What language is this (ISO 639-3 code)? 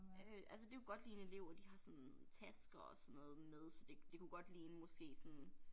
dan